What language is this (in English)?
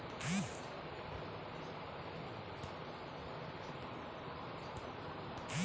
Chhattisgarhi